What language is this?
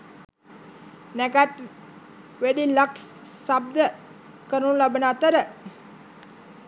Sinhala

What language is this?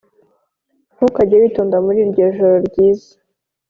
Kinyarwanda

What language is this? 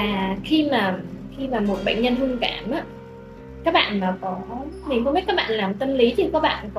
Vietnamese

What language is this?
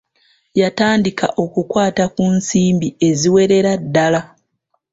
Ganda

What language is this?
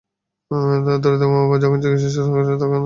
Bangla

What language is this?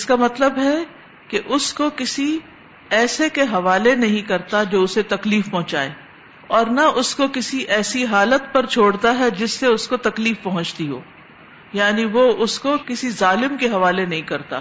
Urdu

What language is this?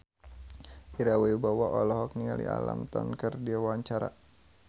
Sundanese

